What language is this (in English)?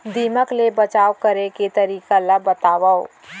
Chhattisgarhi